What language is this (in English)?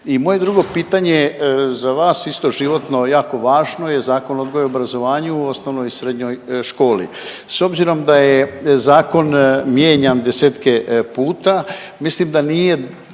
Croatian